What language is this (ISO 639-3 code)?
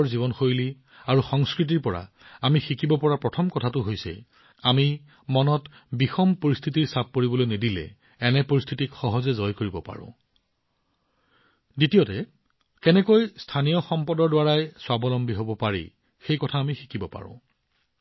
asm